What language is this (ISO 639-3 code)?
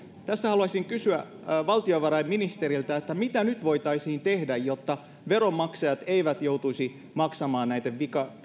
fin